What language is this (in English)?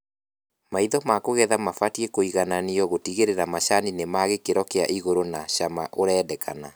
Kikuyu